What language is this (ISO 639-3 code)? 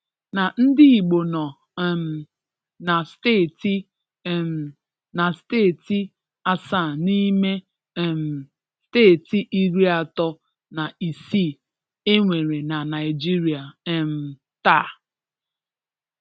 ibo